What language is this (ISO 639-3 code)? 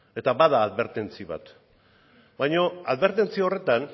eus